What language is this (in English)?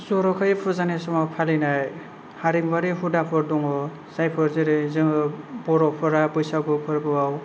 Bodo